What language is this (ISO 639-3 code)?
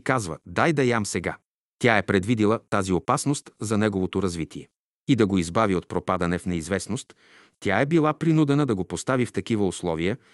bul